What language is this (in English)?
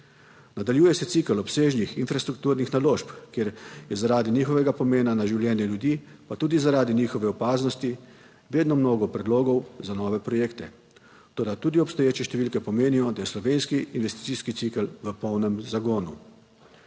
Slovenian